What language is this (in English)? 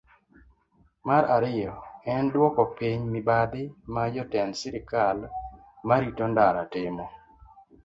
Luo (Kenya and Tanzania)